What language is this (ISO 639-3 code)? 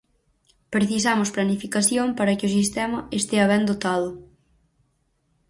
glg